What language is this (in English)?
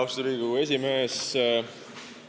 Estonian